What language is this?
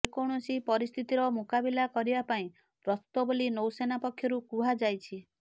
Odia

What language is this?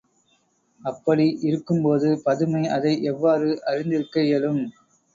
Tamil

